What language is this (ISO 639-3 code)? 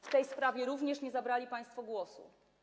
pol